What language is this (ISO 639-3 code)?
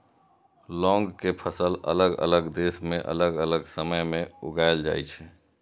mai